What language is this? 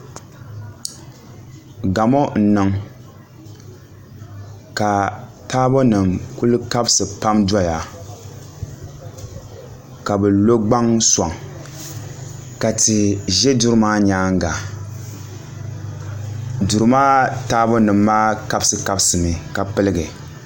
Dagbani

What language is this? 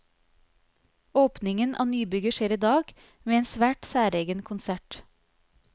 Norwegian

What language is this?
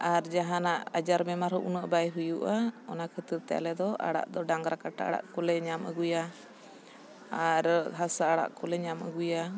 Santali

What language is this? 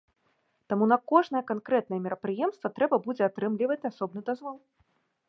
Belarusian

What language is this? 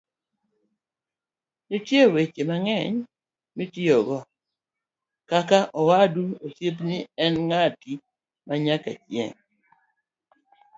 Luo (Kenya and Tanzania)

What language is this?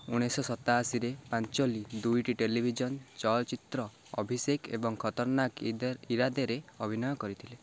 Odia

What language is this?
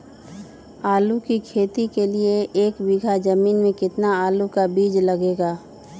Magahi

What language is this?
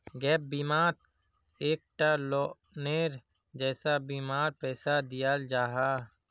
Magahi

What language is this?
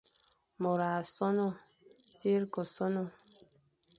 Fang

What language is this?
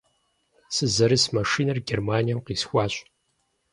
Kabardian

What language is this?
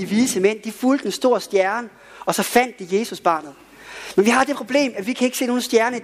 Danish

